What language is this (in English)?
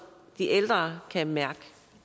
Danish